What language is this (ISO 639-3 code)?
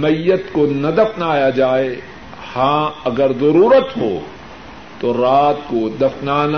urd